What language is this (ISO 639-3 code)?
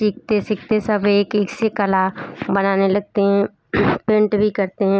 hin